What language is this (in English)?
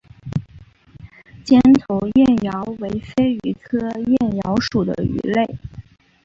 Chinese